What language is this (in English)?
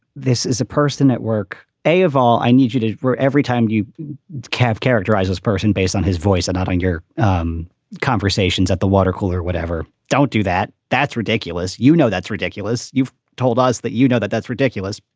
English